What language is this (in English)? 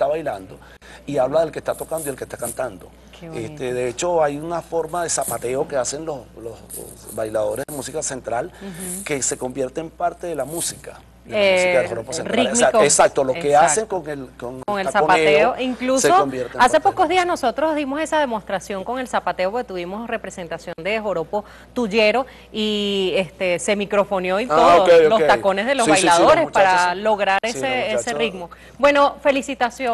Spanish